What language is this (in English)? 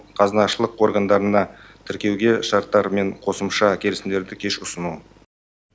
Kazakh